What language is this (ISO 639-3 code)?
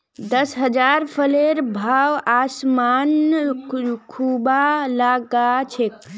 mag